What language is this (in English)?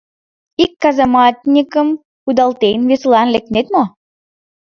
Mari